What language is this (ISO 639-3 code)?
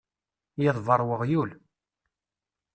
kab